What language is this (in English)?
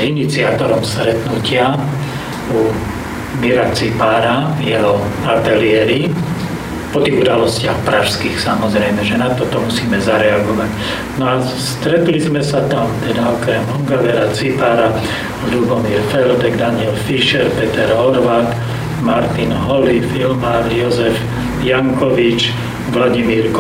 Slovak